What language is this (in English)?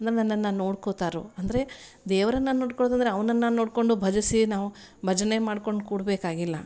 Kannada